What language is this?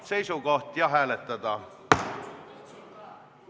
Estonian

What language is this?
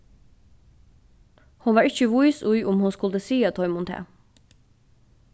Faroese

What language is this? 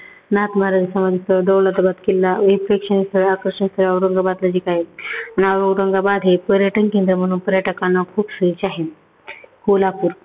Marathi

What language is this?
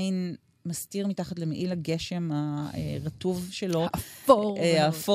Hebrew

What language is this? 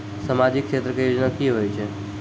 Maithili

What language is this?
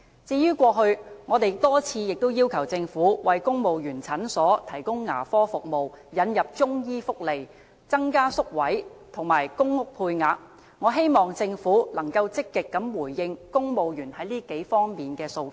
Cantonese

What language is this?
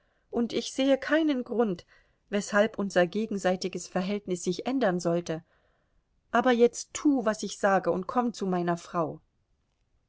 German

